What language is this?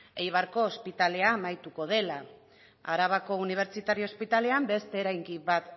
Basque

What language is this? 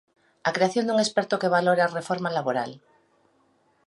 Galician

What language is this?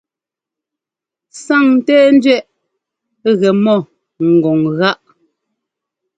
Ngomba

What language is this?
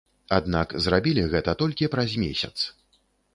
Belarusian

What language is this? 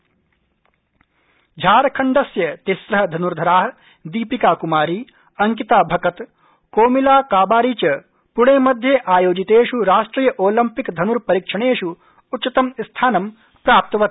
Sanskrit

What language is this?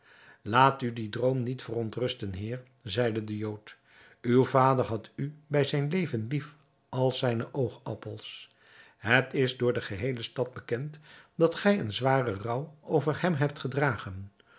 Dutch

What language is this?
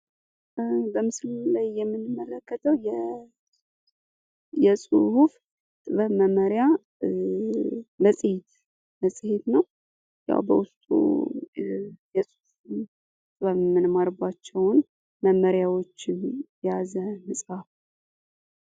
Amharic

